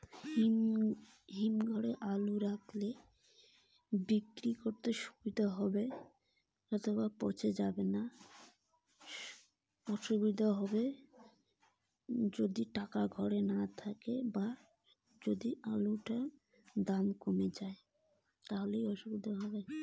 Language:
Bangla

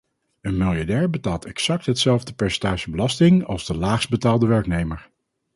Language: Dutch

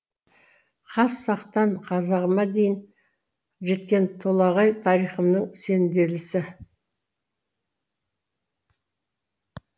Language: Kazakh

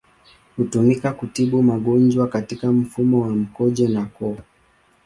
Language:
Swahili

